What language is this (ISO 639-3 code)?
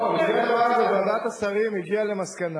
heb